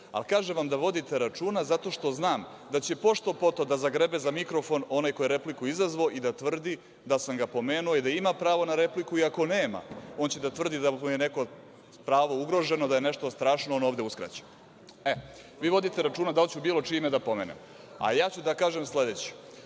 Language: Serbian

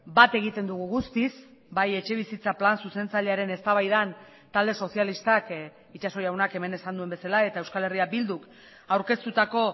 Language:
Basque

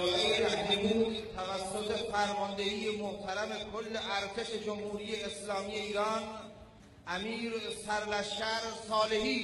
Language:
Persian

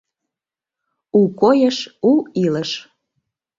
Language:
Mari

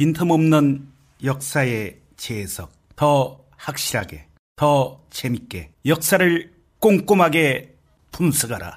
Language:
Korean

